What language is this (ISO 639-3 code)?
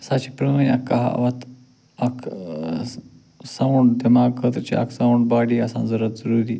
kas